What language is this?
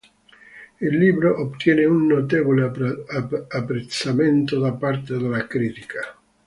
Italian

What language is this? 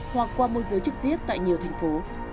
Vietnamese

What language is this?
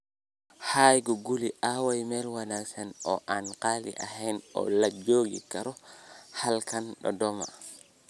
Somali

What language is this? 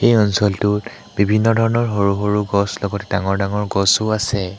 Assamese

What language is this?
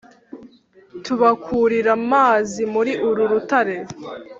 Kinyarwanda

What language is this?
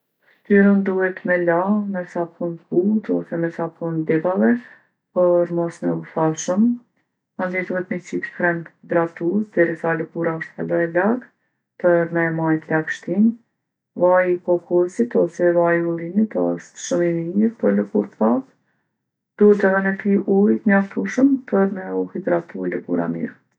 Gheg Albanian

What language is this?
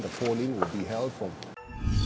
Vietnamese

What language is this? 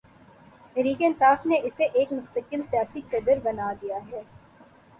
Urdu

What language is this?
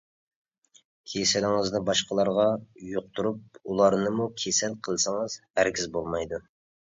Uyghur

